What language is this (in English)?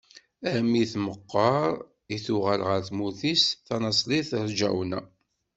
Kabyle